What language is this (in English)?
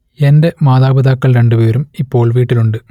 Malayalam